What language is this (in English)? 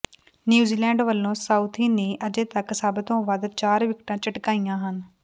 Punjabi